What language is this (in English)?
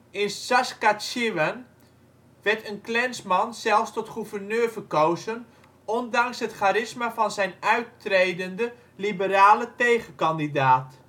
Dutch